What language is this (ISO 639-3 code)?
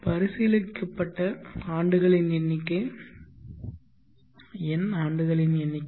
tam